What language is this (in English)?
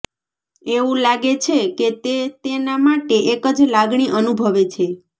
Gujarati